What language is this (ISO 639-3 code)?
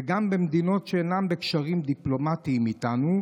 heb